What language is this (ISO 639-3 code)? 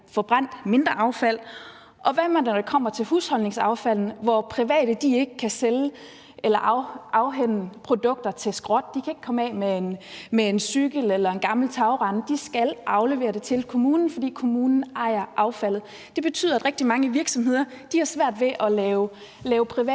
dan